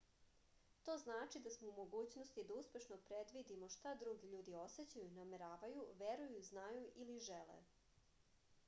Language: Serbian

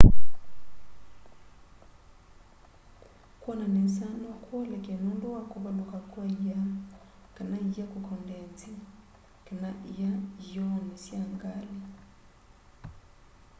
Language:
Kamba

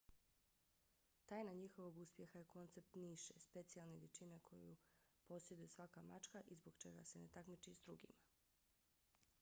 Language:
Bosnian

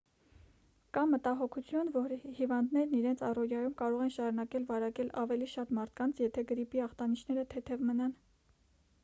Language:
Armenian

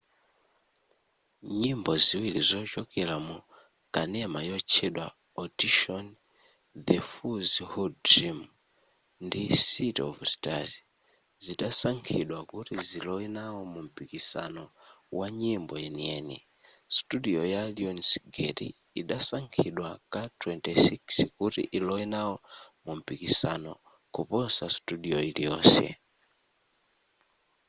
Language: Nyanja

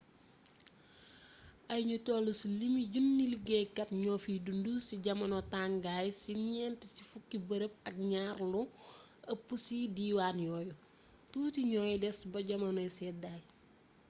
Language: Wolof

